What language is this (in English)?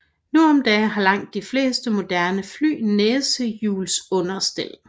Danish